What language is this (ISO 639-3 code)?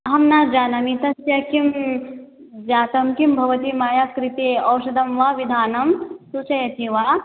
san